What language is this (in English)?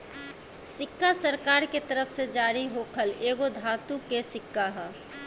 Bhojpuri